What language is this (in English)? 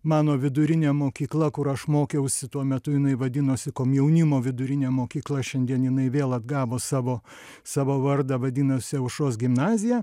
Lithuanian